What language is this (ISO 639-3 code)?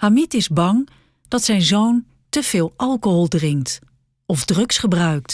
nld